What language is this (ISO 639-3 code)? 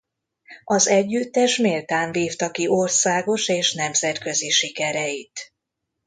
hun